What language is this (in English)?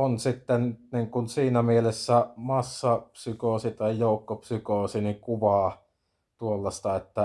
Finnish